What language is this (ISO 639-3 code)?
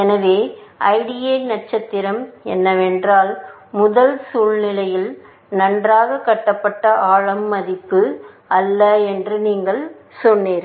tam